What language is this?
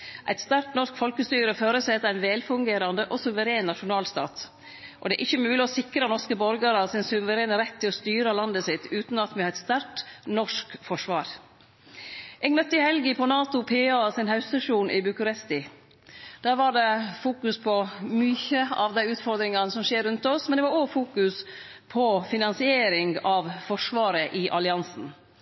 Norwegian Nynorsk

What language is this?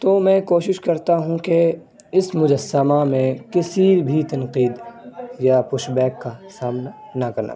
Urdu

